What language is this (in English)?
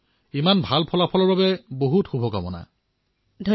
Assamese